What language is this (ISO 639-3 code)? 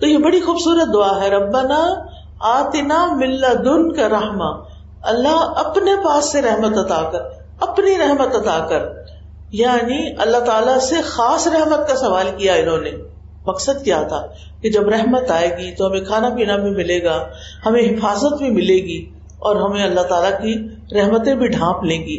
urd